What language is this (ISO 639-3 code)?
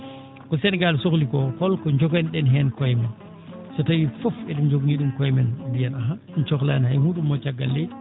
ful